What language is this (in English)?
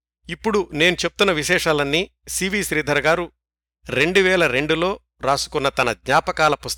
Telugu